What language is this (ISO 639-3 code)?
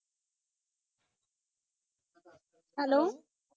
pan